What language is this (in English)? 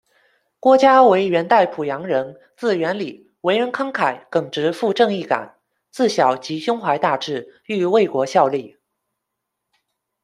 Chinese